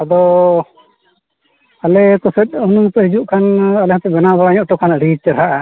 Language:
Santali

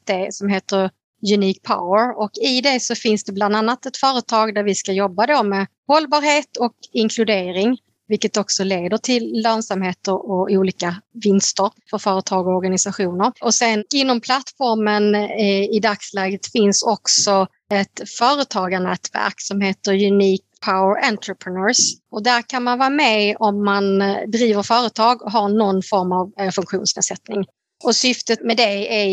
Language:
Swedish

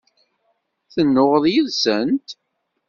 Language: Kabyle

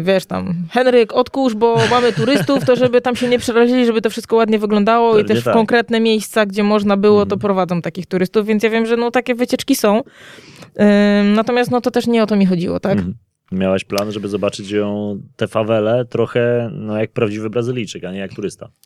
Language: Polish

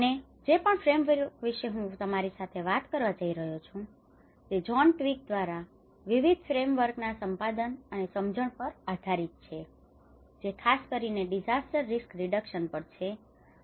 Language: Gujarati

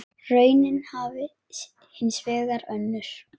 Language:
Icelandic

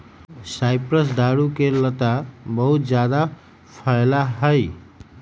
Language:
Magahi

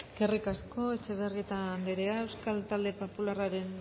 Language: Basque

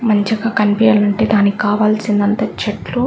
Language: Telugu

